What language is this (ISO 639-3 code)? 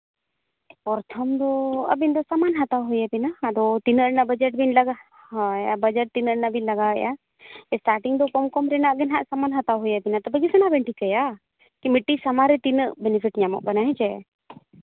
sat